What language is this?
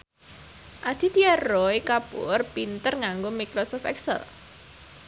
Javanese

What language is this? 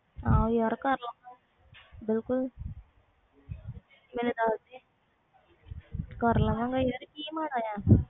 Punjabi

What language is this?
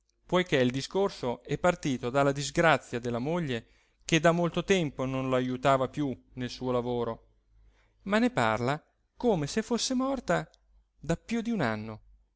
Italian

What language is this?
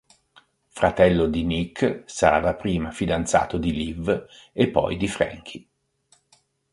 Italian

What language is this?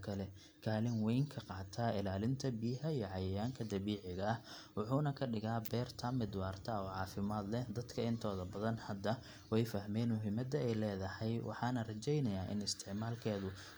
Somali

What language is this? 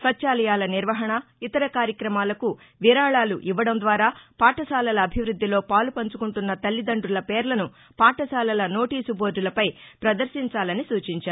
Telugu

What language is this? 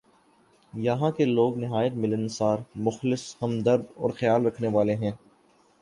Urdu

